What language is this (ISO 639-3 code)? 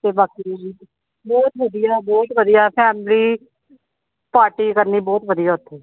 pan